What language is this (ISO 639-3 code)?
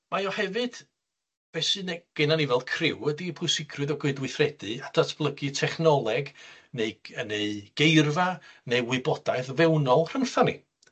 cym